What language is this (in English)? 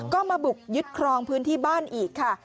Thai